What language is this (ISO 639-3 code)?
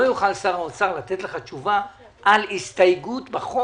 heb